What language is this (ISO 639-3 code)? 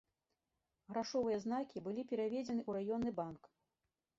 bel